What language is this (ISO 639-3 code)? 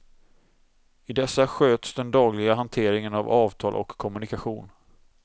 swe